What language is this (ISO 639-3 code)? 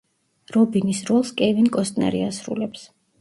kat